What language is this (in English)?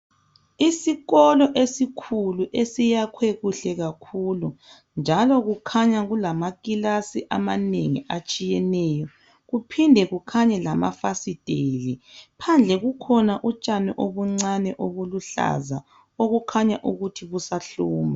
North Ndebele